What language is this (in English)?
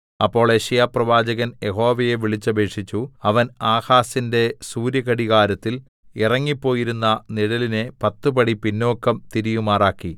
Malayalam